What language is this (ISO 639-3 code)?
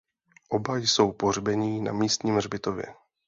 ces